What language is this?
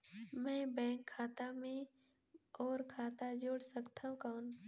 Chhattisgarhi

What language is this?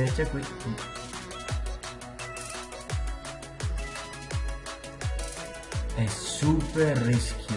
Italian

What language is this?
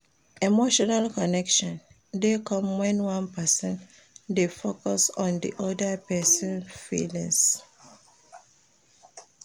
Nigerian Pidgin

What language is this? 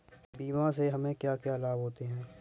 Hindi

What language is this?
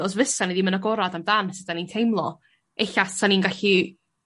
Welsh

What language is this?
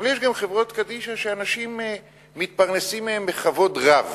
Hebrew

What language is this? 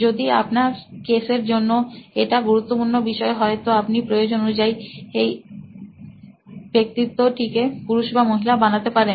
Bangla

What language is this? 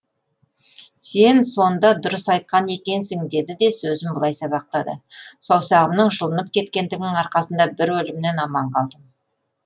Kazakh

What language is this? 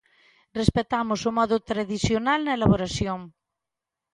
Galician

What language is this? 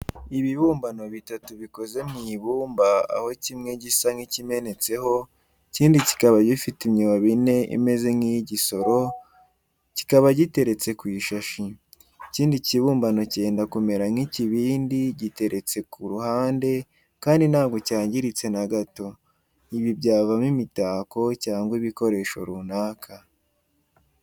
Kinyarwanda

